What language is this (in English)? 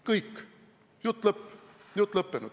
Estonian